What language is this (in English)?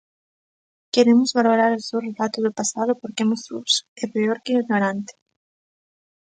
Galician